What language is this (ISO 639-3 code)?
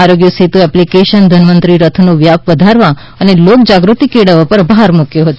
guj